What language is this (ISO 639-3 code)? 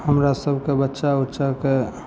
mai